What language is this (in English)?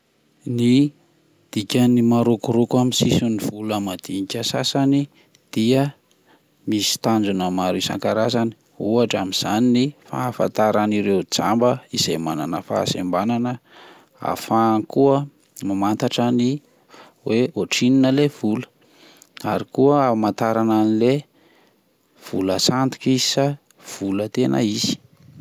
Malagasy